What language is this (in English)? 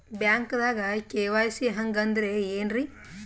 Kannada